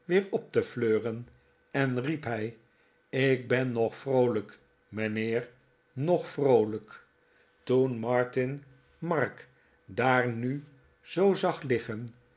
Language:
Dutch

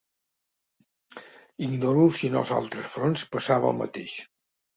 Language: Catalan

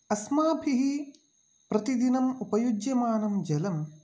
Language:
Sanskrit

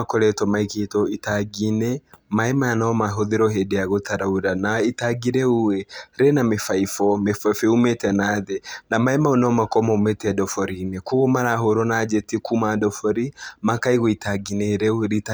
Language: Kikuyu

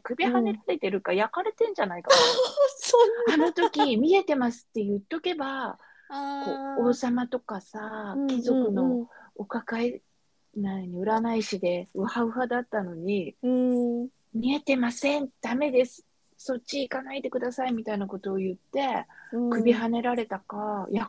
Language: Japanese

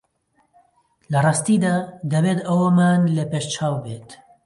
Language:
Central Kurdish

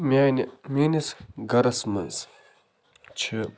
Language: Kashmiri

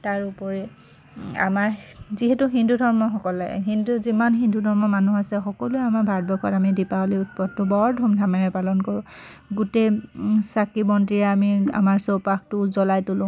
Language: Assamese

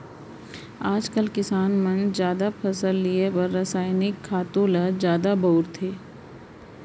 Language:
Chhattisgarhi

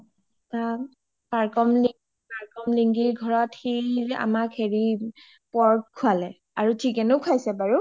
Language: Assamese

